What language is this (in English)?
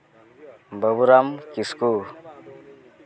Santali